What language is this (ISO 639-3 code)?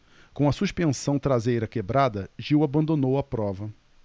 por